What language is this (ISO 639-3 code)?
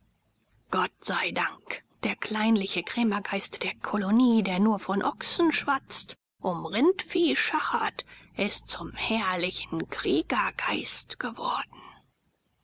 deu